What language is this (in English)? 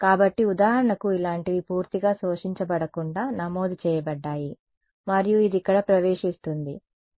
Telugu